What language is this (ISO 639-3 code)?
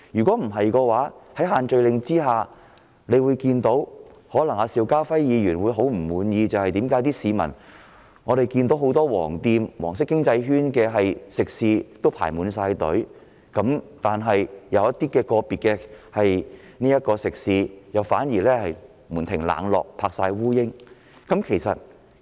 yue